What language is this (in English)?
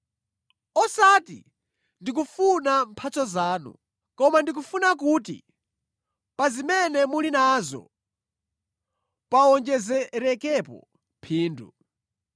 Nyanja